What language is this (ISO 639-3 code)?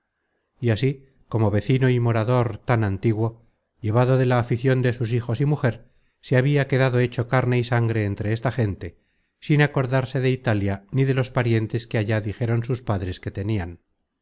spa